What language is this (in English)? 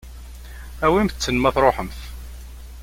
Kabyle